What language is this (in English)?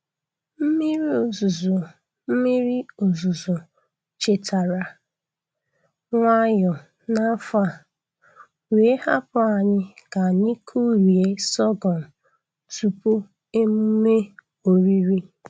Igbo